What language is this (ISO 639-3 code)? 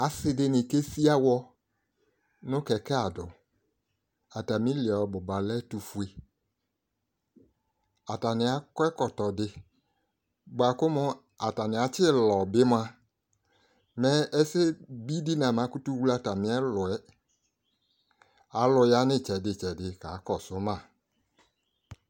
kpo